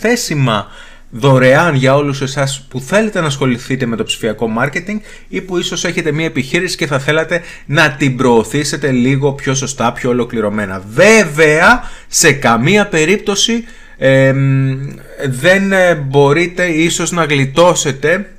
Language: Greek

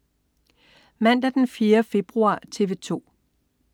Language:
Danish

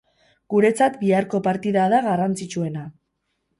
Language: Basque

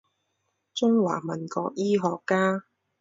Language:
Chinese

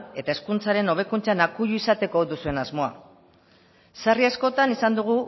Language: Basque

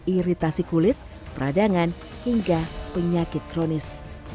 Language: Indonesian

